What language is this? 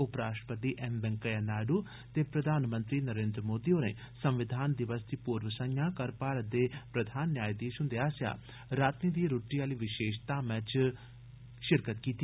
Dogri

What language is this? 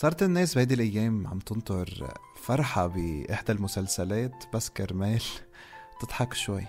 Arabic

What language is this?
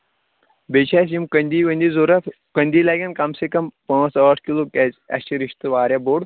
Kashmiri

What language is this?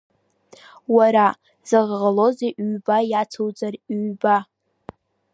Abkhazian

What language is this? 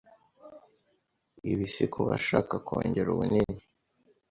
Kinyarwanda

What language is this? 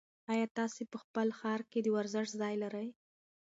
Pashto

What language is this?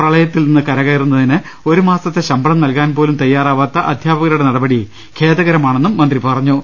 Malayalam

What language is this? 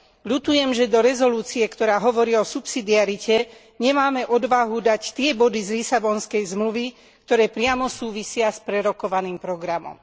Slovak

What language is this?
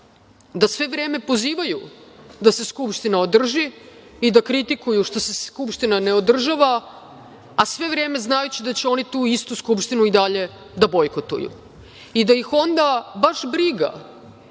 Serbian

